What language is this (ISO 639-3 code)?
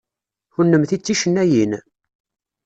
kab